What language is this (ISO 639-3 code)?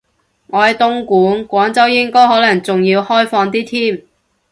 yue